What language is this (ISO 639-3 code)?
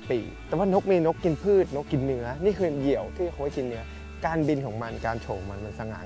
tha